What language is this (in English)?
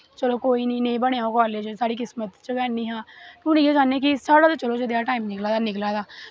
Dogri